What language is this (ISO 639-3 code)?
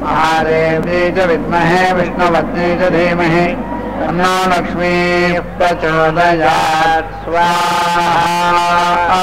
hin